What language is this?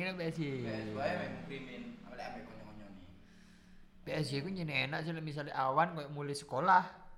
Indonesian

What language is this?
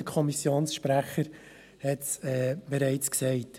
Swiss German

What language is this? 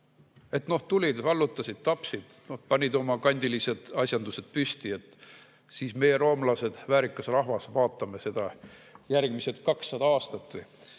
Estonian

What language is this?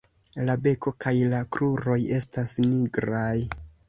Esperanto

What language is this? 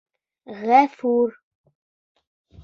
Bashkir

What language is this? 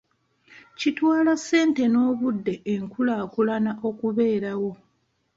Ganda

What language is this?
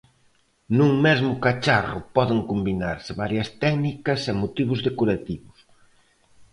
Galician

